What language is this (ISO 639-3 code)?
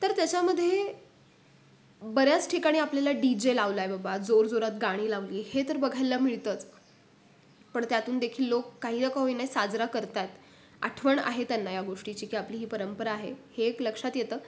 mar